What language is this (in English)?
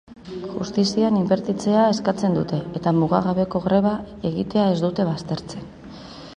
Basque